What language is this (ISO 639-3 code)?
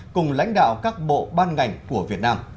vie